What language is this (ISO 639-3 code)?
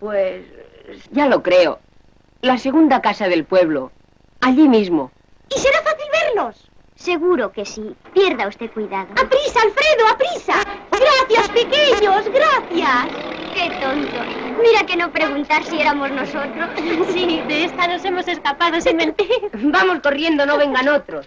spa